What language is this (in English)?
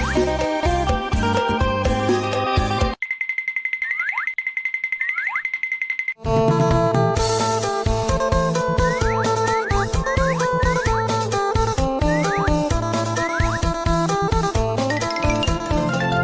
Thai